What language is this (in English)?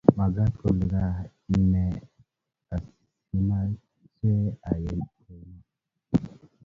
Kalenjin